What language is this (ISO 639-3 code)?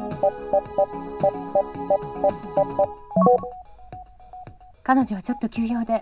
jpn